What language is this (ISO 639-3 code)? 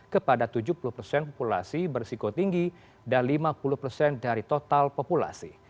ind